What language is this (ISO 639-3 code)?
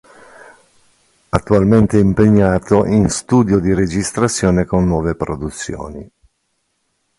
ita